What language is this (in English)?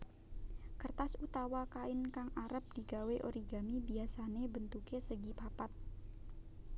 Javanese